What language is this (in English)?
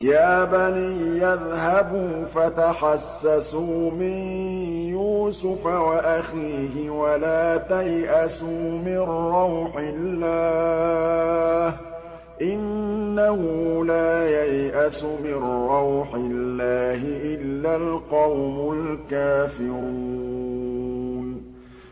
Arabic